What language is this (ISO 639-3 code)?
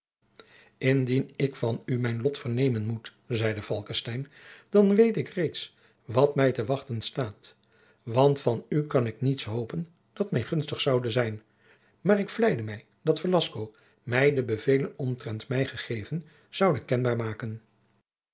nld